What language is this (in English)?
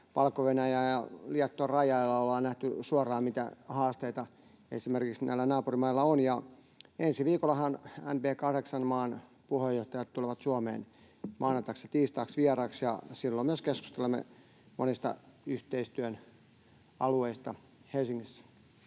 Finnish